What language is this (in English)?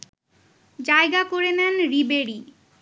Bangla